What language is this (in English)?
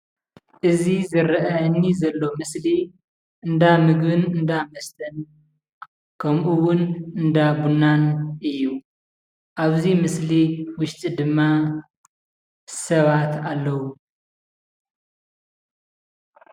Tigrinya